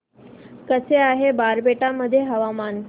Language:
Marathi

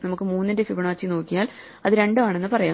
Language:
Malayalam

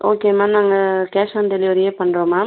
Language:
Tamil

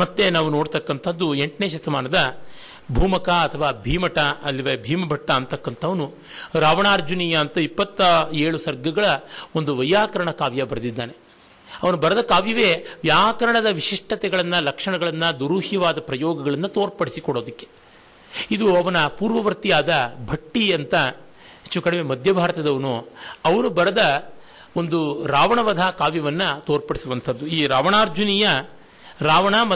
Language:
Kannada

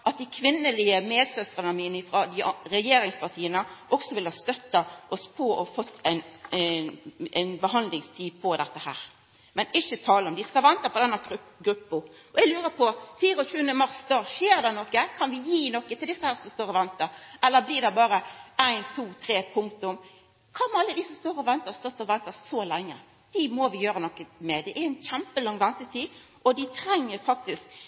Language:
Norwegian Nynorsk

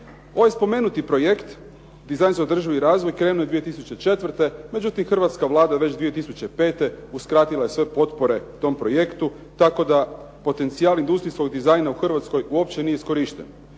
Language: Croatian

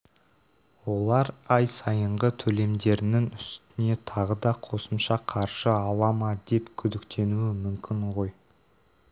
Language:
Kazakh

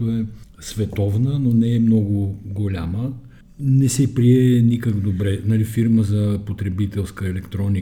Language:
Bulgarian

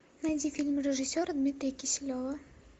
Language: Russian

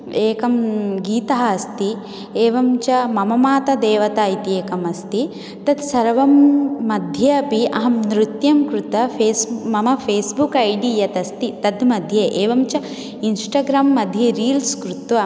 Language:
Sanskrit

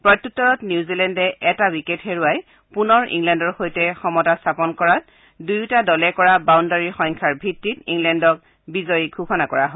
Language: Assamese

